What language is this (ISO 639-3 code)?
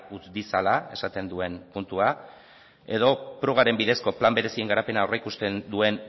eus